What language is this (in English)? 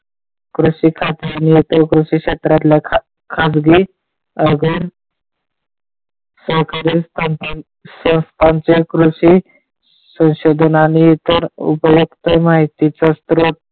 Marathi